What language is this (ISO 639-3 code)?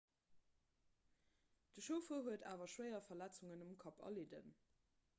ltz